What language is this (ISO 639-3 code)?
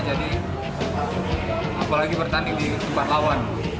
ind